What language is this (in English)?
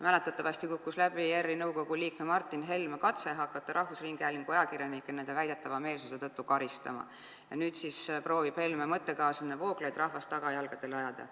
Estonian